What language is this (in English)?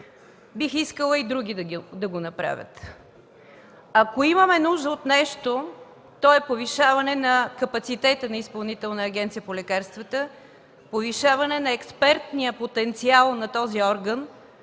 Bulgarian